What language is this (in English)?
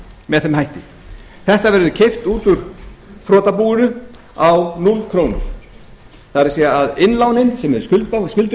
Icelandic